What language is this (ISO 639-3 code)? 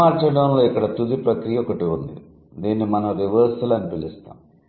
tel